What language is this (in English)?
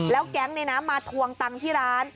Thai